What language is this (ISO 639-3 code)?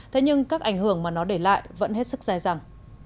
vie